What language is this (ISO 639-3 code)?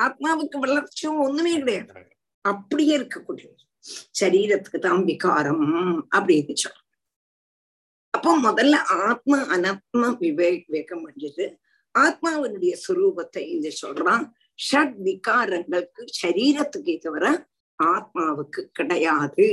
tam